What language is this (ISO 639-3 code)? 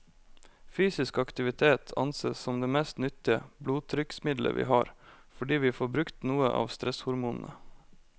nor